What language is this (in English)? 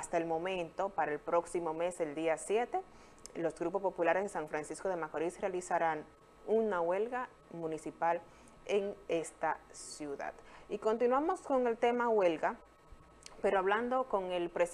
Spanish